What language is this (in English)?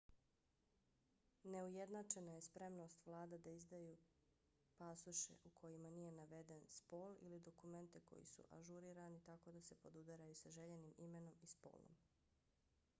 Bosnian